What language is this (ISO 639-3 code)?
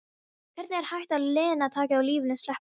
isl